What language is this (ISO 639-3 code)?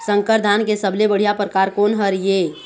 hne